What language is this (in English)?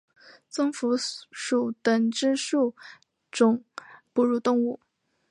Chinese